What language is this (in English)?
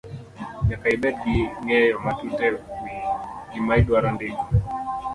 Luo (Kenya and Tanzania)